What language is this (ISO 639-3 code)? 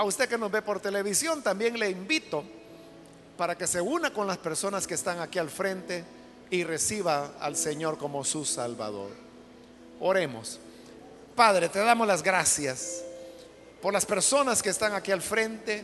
spa